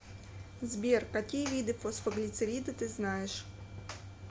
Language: Russian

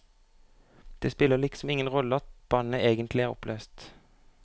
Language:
Norwegian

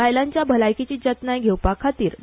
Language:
Konkani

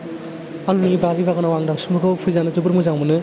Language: Bodo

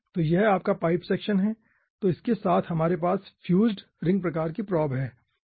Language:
Hindi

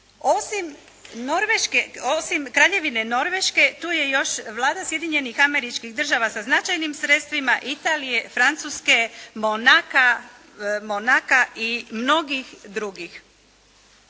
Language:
Croatian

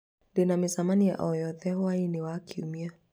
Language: Kikuyu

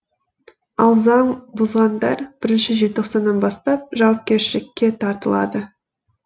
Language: Kazakh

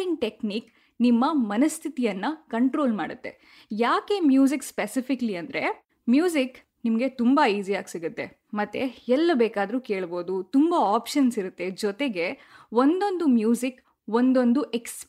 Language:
Kannada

